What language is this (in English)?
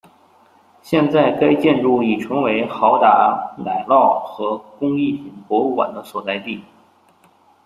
Chinese